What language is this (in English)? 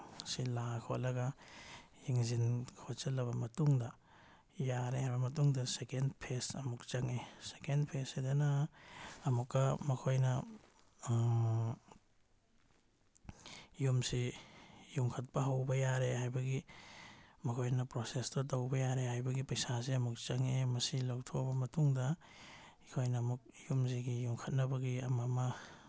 Manipuri